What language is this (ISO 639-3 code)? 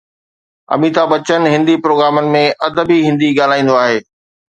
snd